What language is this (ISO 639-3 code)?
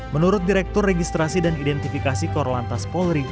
ind